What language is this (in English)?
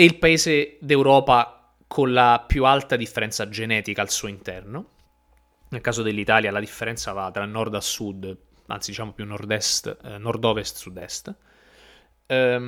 Italian